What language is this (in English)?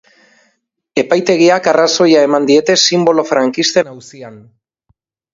Basque